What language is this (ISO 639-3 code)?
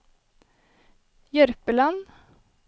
nor